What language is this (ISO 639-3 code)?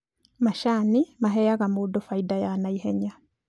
kik